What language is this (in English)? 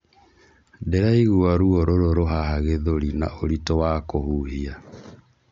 Kikuyu